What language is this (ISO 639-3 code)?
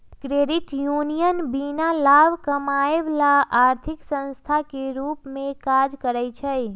mag